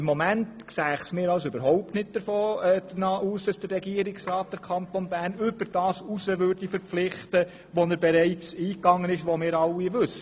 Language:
Swiss German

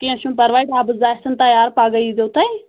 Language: Kashmiri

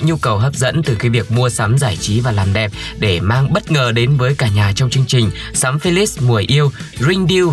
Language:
Vietnamese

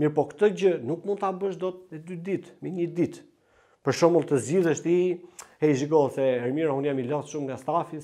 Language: Romanian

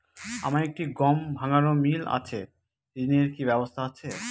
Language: Bangla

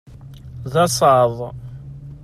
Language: Kabyle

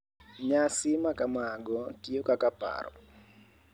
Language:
Luo (Kenya and Tanzania)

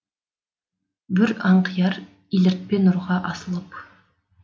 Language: Kazakh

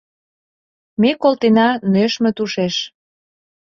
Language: Mari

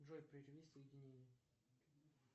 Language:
Russian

